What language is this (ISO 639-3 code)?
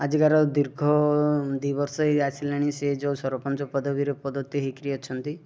ori